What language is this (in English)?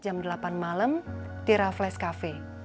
Indonesian